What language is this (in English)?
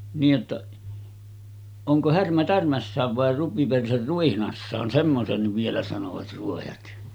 Finnish